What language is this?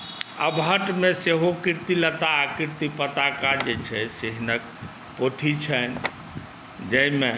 Maithili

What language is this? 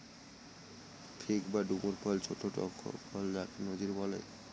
Bangla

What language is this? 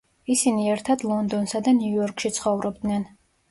Georgian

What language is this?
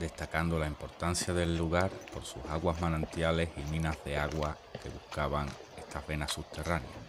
Spanish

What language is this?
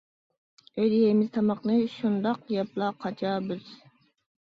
Uyghur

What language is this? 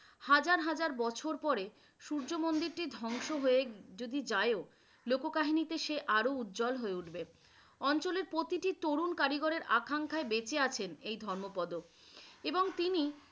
Bangla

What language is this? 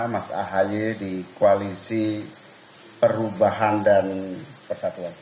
Indonesian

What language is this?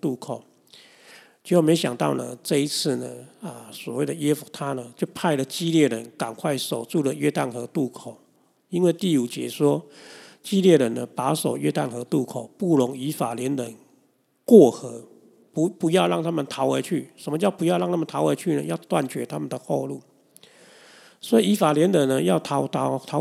Chinese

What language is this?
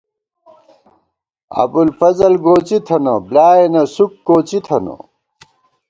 Gawar-Bati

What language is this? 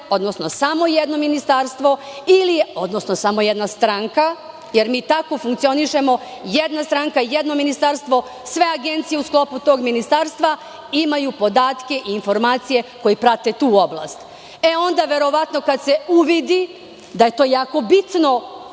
Serbian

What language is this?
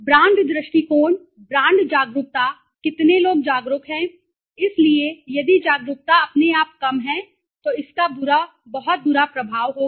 Hindi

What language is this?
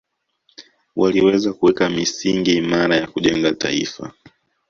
Swahili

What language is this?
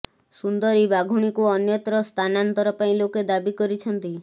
Odia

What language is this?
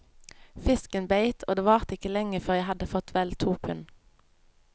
Norwegian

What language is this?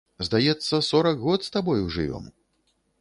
Belarusian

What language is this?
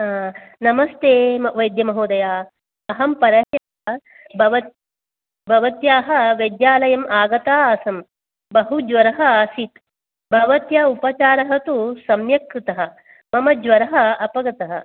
Sanskrit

